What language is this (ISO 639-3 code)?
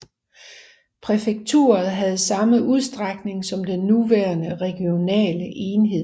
dan